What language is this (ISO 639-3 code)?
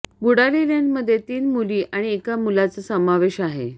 mar